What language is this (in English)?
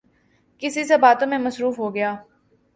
Urdu